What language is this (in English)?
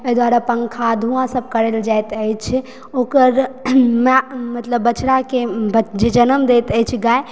Maithili